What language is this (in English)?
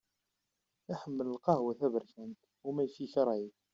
Kabyle